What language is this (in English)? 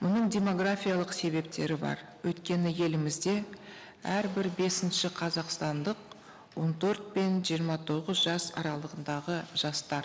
Kazakh